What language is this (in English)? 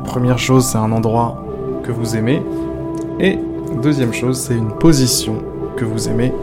French